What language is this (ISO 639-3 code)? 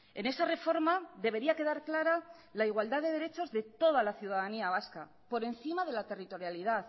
spa